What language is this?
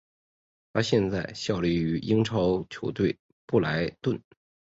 Chinese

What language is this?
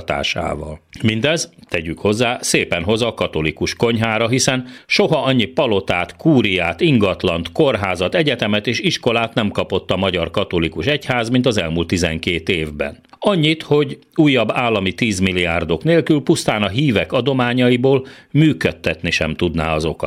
Hungarian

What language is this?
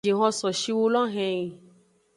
Aja (Benin)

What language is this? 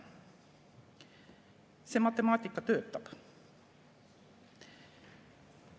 Estonian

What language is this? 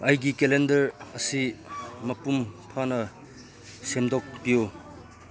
Manipuri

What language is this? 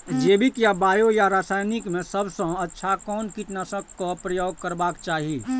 Maithili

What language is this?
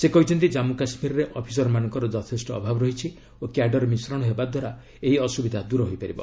Odia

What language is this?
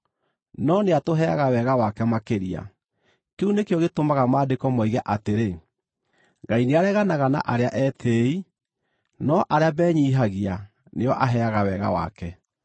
Kikuyu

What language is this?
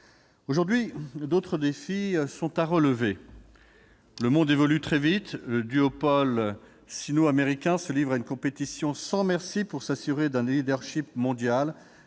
French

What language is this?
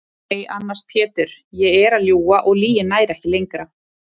Icelandic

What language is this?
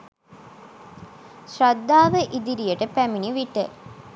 Sinhala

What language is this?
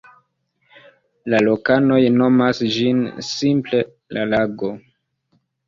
Esperanto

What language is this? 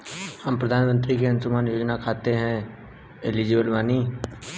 Bhojpuri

